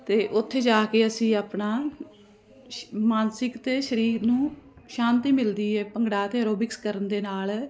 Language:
Punjabi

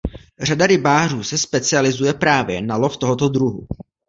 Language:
Czech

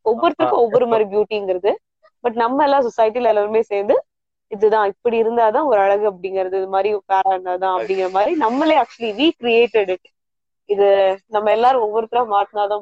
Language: Tamil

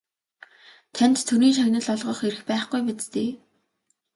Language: Mongolian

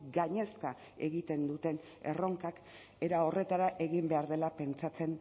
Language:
Basque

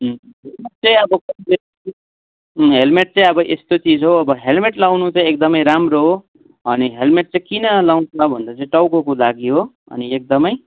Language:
Nepali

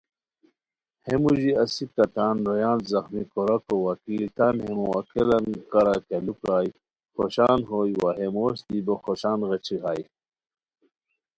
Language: Khowar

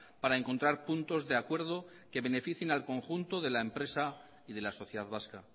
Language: Spanish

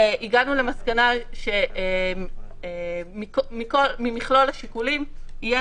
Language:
Hebrew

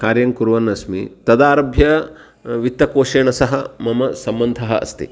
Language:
Sanskrit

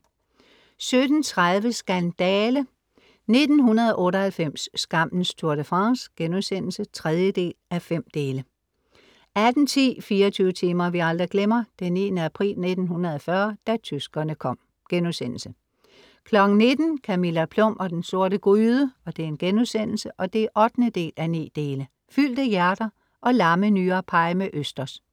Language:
Danish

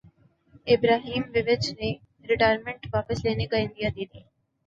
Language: Urdu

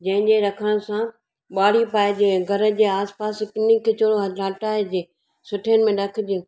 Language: Sindhi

